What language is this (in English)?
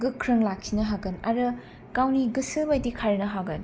Bodo